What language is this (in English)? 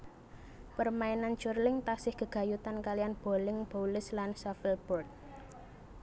Javanese